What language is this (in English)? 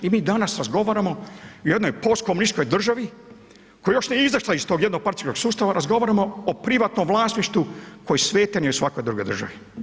Croatian